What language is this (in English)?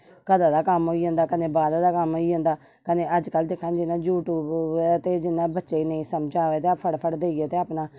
Dogri